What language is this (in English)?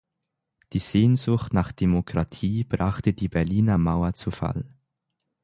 German